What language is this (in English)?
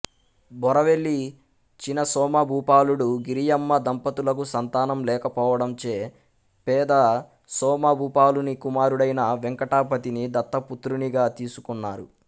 Telugu